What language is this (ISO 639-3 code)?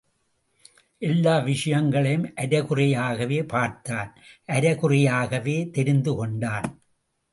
tam